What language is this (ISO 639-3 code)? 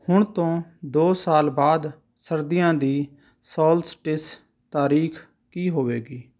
pan